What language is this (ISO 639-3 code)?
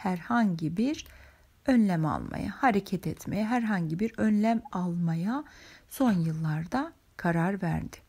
tur